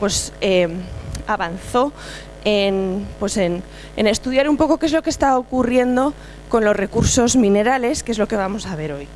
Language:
Spanish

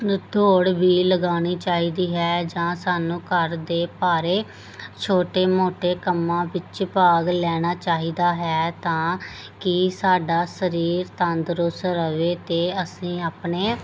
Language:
Punjabi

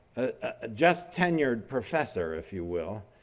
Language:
English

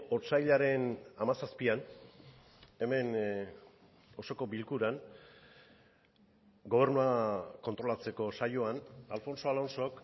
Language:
Basque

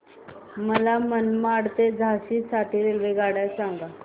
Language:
Marathi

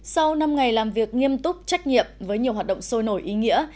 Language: Vietnamese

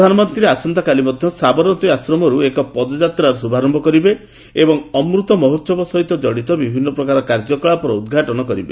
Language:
Odia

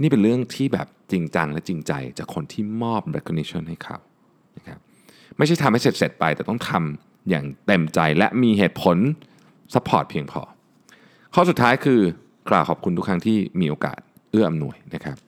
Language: Thai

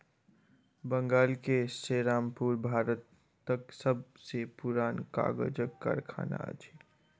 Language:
Maithili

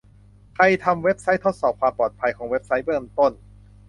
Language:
Thai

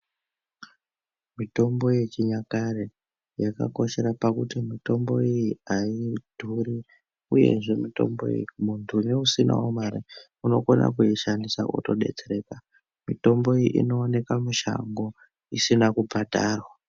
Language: Ndau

